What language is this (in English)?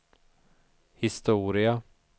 Swedish